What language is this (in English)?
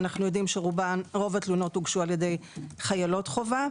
Hebrew